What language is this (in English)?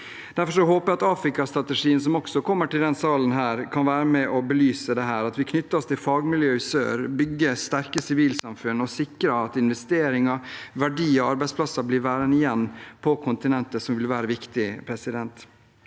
Norwegian